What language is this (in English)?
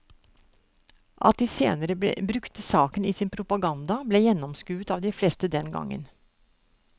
Norwegian